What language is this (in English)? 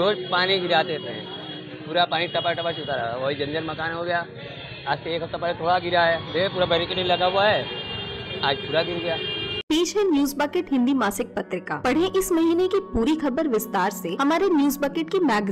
Hindi